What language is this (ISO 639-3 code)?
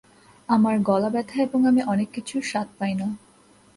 ben